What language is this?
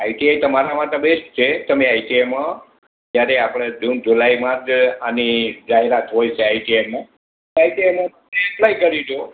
Gujarati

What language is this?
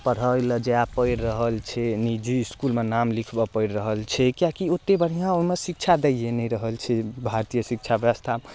Maithili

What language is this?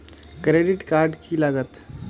Magahi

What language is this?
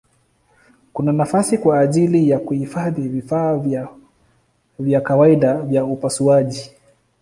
Swahili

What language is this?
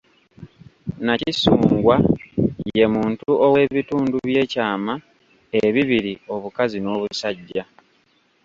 Ganda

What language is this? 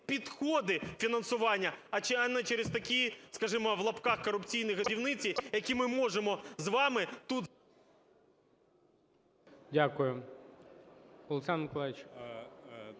Ukrainian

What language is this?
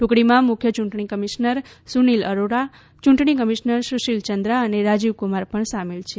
Gujarati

